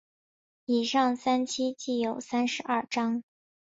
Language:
Chinese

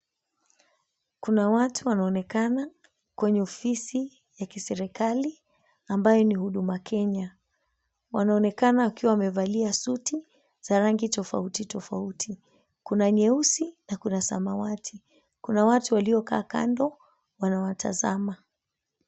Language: Swahili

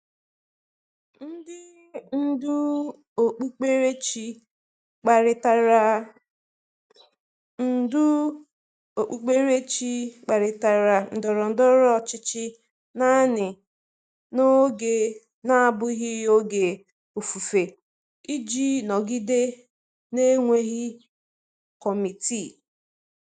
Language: Igbo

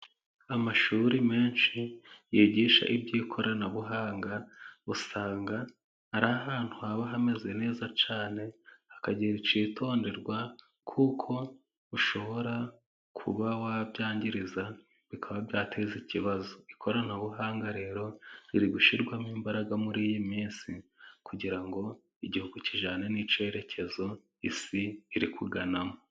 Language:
Kinyarwanda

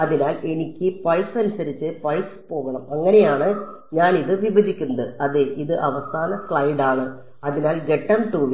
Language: Malayalam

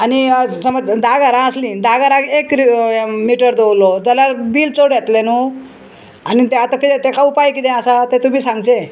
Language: Konkani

